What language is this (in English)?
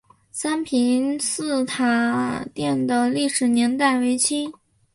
Chinese